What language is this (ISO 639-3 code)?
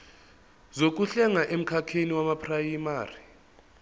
zul